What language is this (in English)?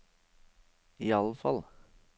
Norwegian